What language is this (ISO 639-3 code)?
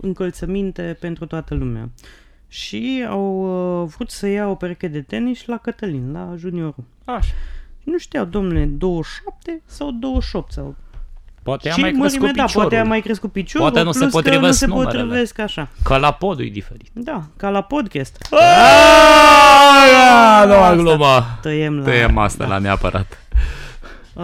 ron